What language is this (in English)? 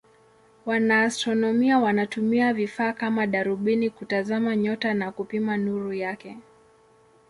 Swahili